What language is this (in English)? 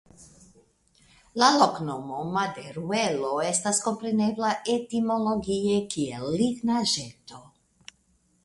Esperanto